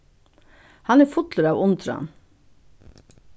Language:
Faroese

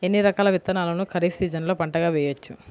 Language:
Telugu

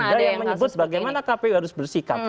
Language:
Indonesian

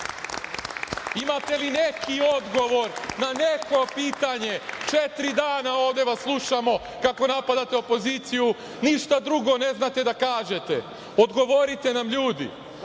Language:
Serbian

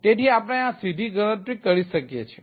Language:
Gujarati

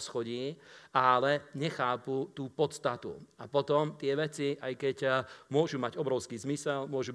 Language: Slovak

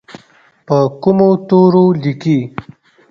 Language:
Pashto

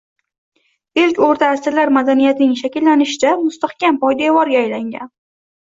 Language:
Uzbek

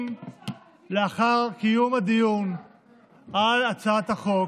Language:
Hebrew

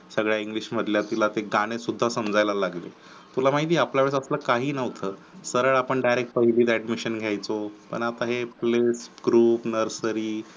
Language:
Marathi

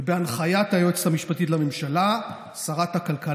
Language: Hebrew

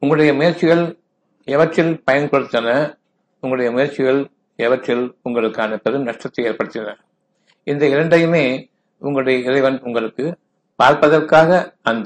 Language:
Tamil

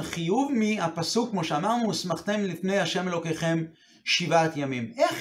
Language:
Hebrew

